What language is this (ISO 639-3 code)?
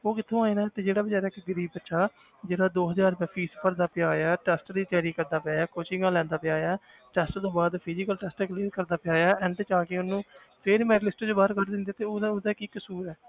pan